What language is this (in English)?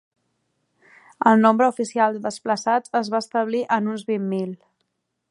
Catalan